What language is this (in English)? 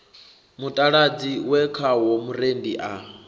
Venda